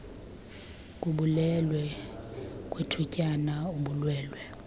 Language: Xhosa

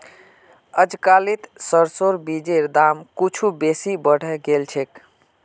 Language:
Magahi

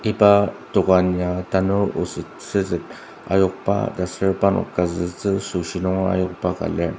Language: Ao Naga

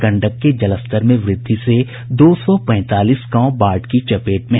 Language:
Hindi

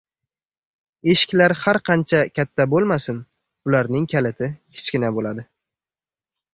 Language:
Uzbek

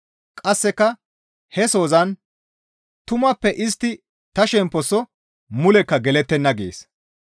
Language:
Gamo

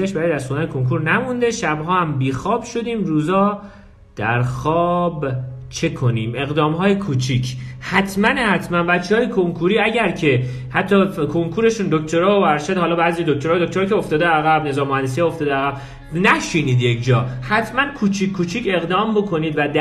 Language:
Persian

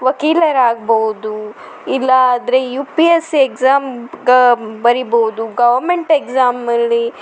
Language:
Kannada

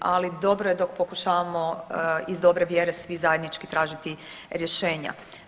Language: Croatian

